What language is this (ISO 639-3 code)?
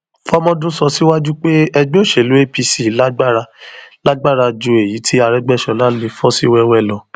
yor